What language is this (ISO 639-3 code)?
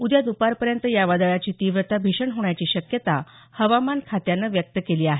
mar